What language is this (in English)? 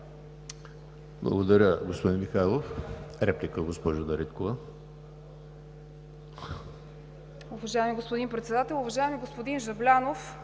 Bulgarian